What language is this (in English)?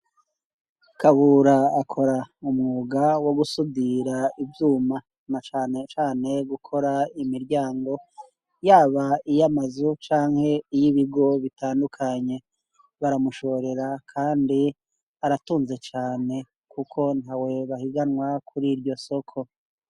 Rundi